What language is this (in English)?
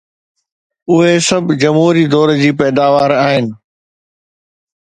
Sindhi